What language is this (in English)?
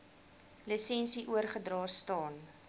Afrikaans